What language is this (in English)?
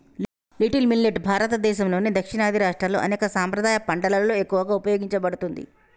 Telugu